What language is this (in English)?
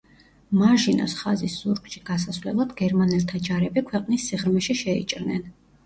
Georgian